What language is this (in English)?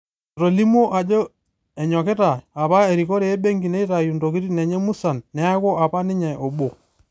Masai